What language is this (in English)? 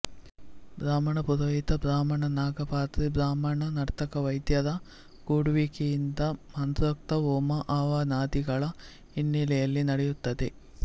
Kannada